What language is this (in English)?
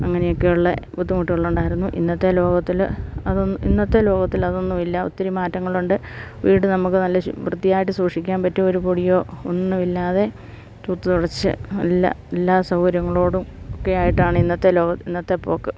Malayalam